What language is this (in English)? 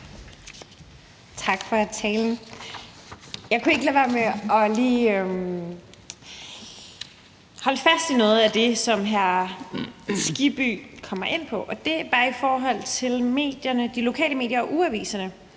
Danish